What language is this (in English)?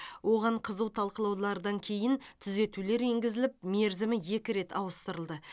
Kazakh